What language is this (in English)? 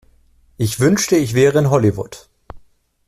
German